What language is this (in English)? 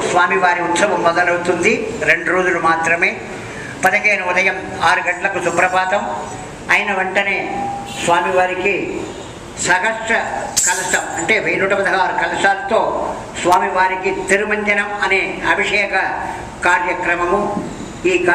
Telugu